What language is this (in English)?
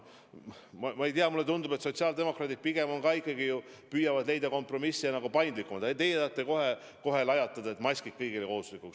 Estonian